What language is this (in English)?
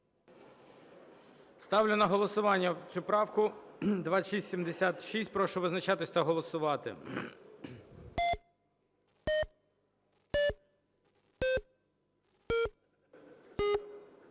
Ukrainian